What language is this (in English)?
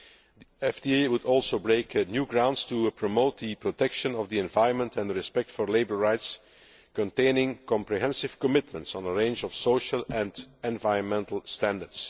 English